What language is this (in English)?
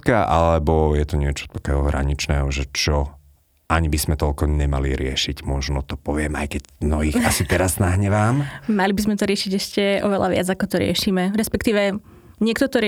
Slovak